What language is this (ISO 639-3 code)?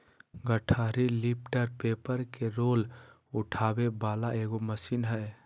mag